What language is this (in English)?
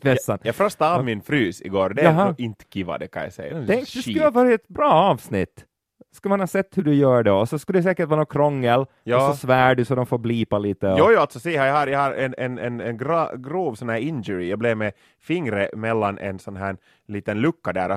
Swedish